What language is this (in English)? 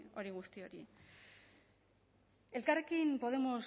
Basque